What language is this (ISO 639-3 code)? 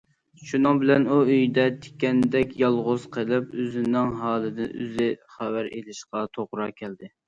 uig